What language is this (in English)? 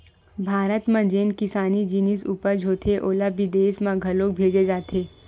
Chhattisgarhi